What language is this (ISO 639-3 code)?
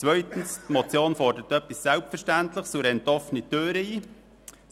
gsw